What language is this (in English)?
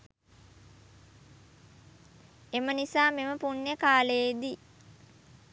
Sinhala